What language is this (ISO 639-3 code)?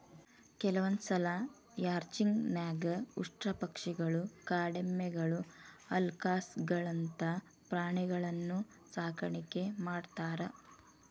kan